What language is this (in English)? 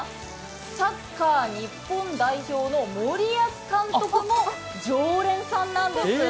Japanese